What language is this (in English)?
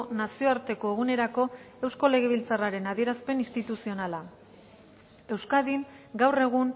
Basque